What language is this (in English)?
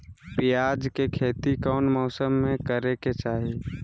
Magahi